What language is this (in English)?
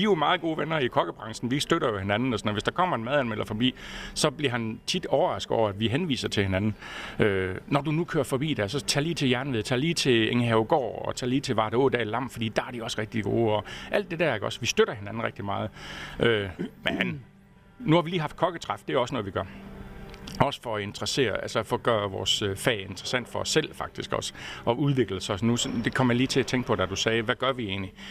Danish